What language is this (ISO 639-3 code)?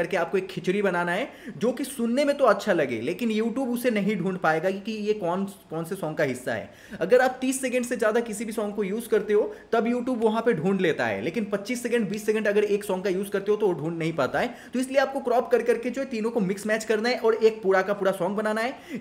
hin